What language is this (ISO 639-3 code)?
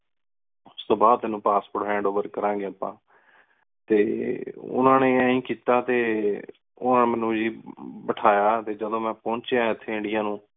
pan